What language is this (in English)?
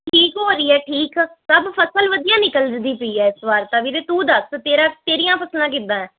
Punjabi